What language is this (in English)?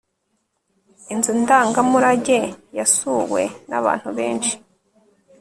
Kinyarwanda